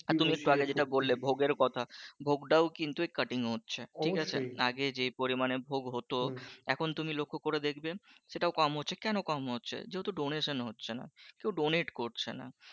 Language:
Bangla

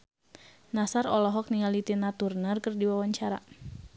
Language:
Sundanese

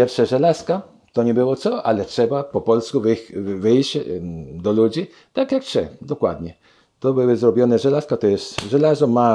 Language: Polish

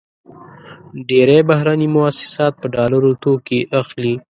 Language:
Pashto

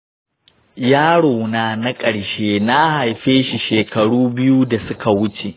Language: Hausa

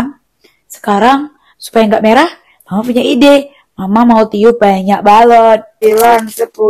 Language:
Indonesian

